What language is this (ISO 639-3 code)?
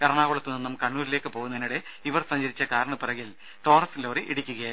mal